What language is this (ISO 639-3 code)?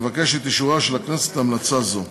heb